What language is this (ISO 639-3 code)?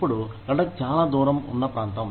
tel